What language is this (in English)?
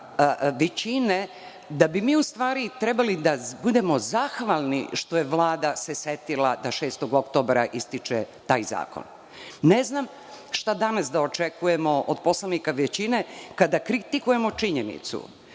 Serbian